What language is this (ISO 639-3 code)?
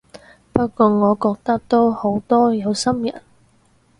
yue